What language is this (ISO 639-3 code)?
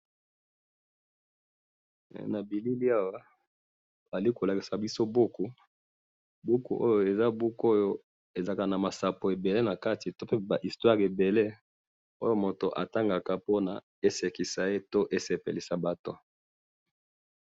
lin